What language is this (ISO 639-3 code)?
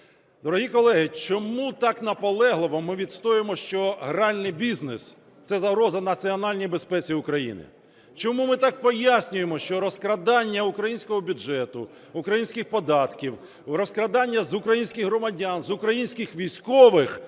ukr